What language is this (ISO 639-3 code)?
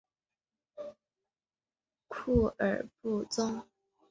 zho